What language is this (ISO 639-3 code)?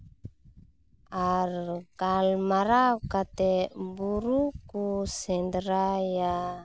sat